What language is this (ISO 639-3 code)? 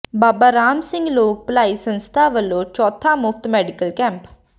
pan